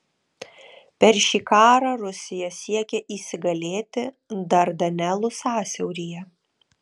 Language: Lithuanian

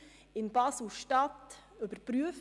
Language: Swiss German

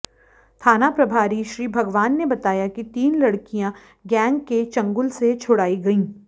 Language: Hindi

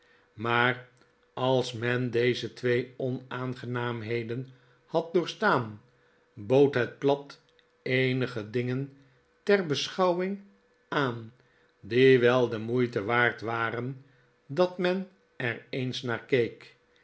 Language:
Dutch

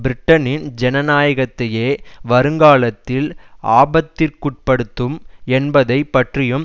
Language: Tamil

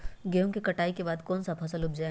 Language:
Magahi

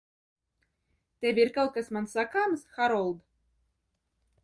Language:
Latvian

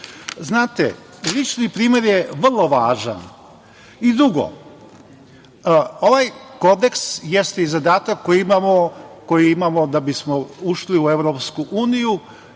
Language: Serbian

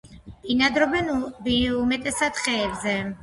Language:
Georgian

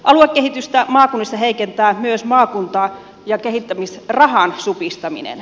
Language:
Finnish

